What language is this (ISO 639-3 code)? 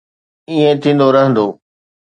snd